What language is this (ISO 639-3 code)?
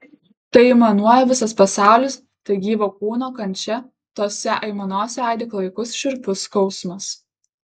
lit